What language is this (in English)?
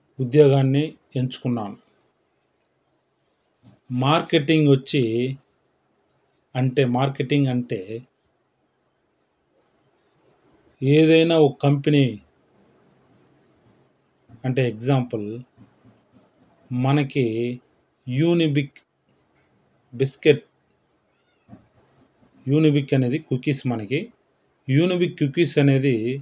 Telugu